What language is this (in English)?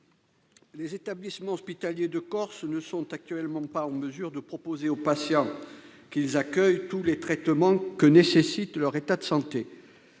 French